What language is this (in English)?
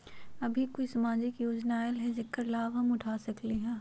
Magahi